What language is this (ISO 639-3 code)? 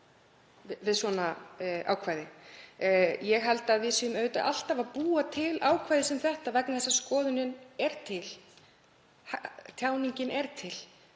isl